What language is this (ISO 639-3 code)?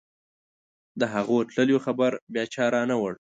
pus